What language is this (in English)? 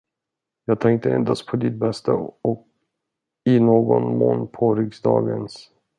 Swedish